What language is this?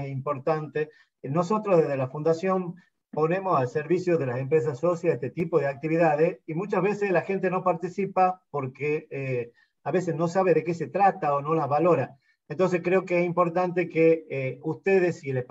Spanish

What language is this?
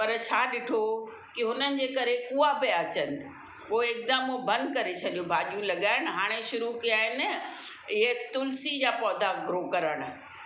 Sindhi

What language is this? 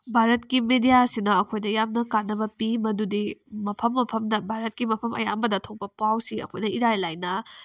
Manipuri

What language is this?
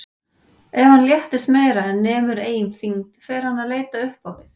Icelandic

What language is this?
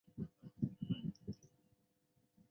Chinese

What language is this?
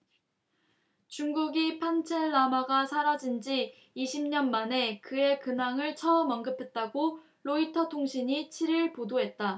Korean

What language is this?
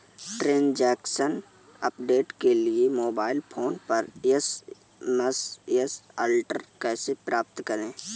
Hindi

